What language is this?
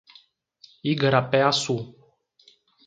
Portuguese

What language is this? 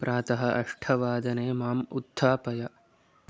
Sanskrit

